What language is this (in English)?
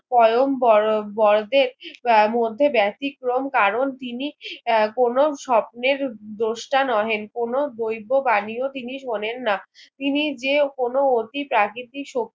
Bangla